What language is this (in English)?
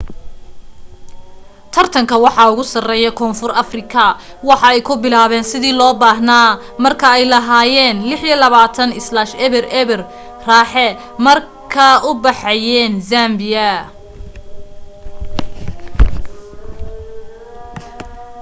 Somali